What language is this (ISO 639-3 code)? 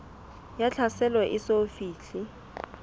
sot